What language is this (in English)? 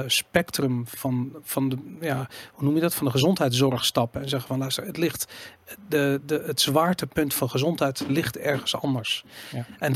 Dutch